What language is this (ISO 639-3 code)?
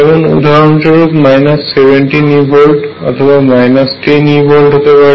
ben